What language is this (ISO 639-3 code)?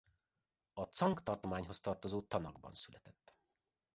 hun